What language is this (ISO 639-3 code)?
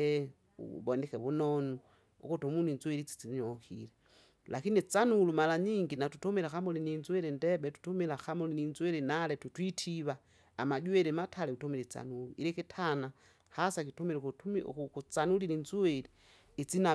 zga